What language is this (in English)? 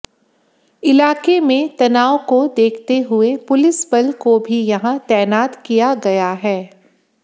Hindi